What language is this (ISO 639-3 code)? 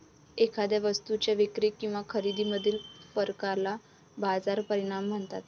mar